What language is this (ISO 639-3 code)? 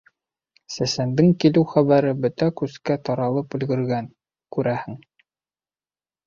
bak